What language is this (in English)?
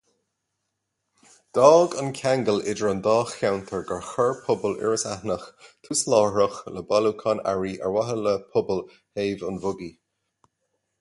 Irish